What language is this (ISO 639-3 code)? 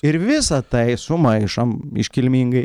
lit